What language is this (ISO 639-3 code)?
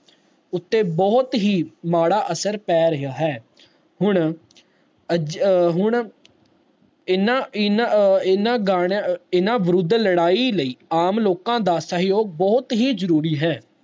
pan